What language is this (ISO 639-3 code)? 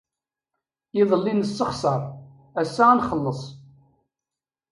kab